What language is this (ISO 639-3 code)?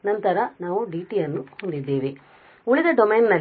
kan